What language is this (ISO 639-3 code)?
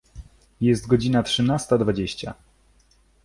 pol